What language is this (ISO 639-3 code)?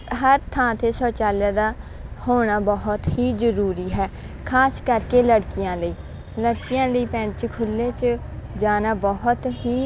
pan